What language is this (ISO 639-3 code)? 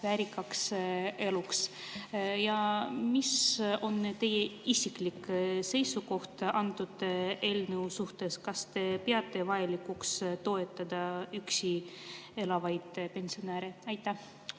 est